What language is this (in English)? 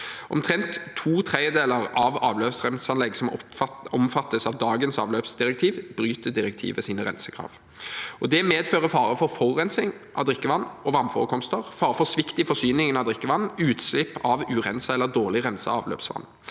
Norwegian